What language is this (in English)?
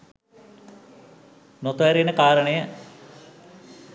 Sinhala